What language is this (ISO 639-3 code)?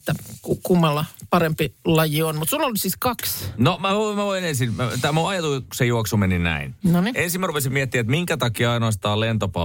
fin